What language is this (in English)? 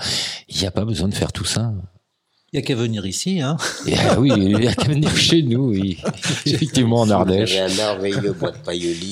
French